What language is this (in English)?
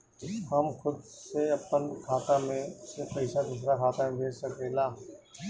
Bhojpuri